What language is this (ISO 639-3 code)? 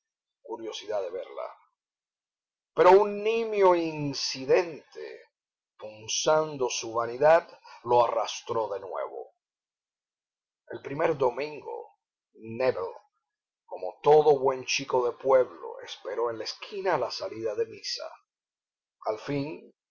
spa